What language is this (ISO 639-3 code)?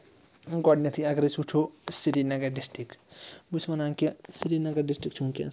kas